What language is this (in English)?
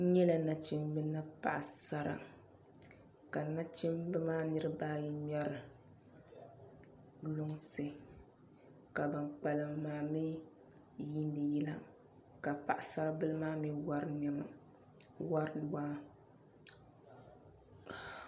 Dagbani